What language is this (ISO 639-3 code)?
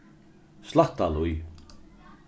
fao